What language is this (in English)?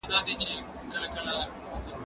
Pashto